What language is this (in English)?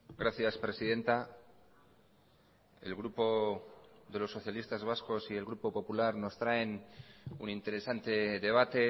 Spanish